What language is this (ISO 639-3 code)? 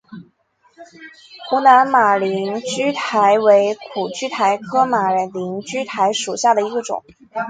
zho